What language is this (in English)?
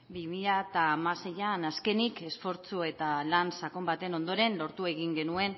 Basque